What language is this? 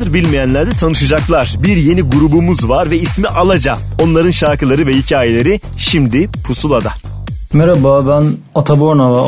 Turkish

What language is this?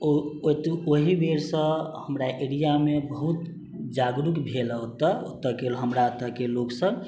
Maithili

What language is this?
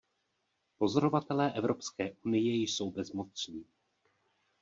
Czech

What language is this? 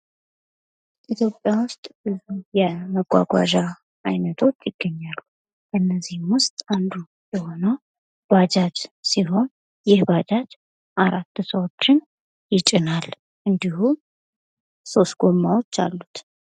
Amharic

